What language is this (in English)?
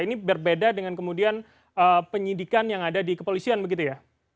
Indonesian